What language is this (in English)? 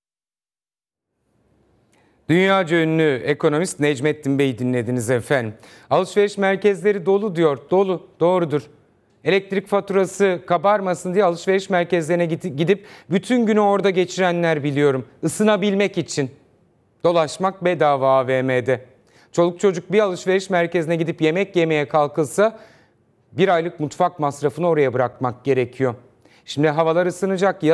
Turkish